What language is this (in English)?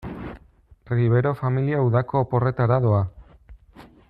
Basque